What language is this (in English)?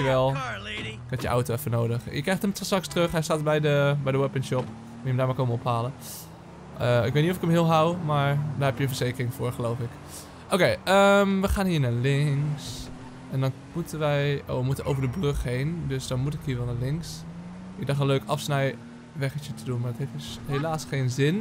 Dutch